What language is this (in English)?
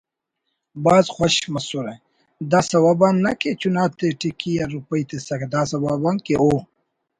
Brahui